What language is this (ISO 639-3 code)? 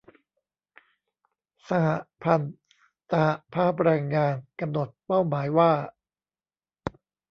tha